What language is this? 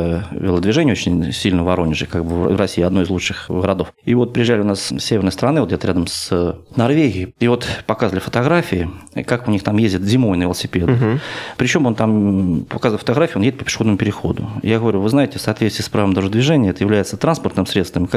Russian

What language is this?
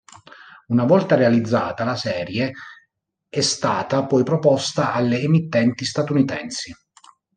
Italian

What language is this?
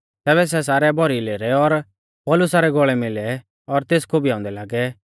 Mahasu Pahari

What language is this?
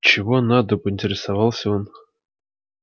Russian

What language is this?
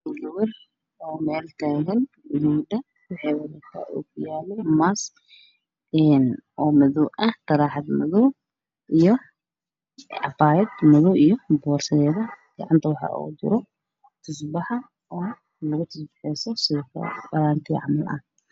Somali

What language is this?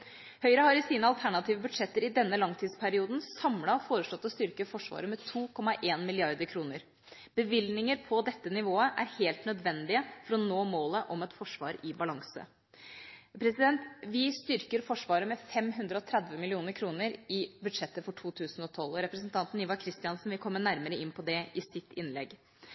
Norwegian Bokmål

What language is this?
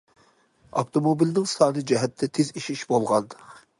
Uyghur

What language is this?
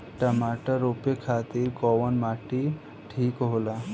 Bhojpuri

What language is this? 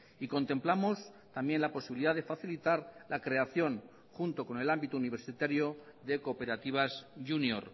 Spanish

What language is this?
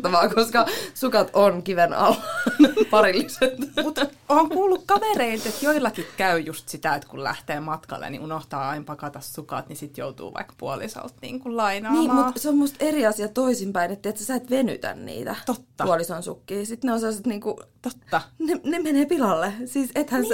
Finnish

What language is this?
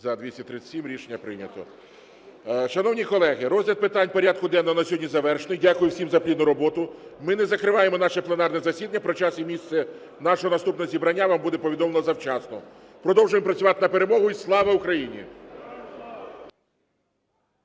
Ukrainian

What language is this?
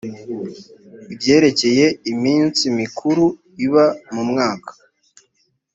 Kinyarwanda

